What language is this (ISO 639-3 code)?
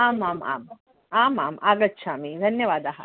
san